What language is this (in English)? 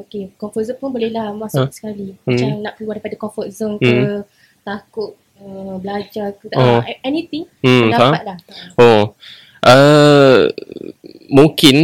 Malay